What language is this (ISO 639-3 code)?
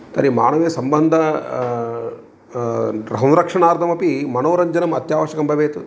san